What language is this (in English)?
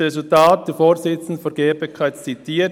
Swiss German